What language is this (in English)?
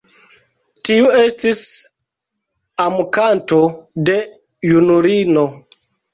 Esperanto